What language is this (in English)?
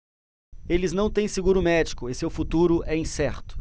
Portuguese